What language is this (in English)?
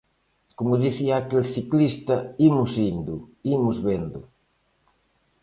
Galician